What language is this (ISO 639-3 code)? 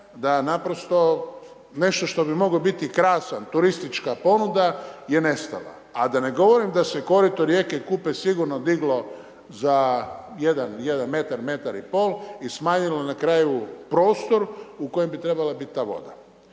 hrv